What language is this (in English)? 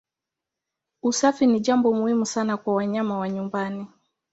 Swahili